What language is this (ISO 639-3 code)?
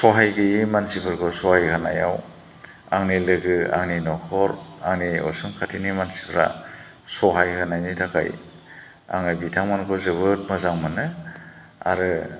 brx